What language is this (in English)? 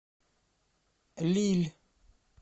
Russian